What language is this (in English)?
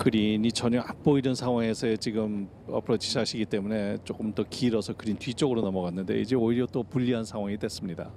Korean